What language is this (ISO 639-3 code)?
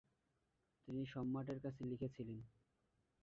ben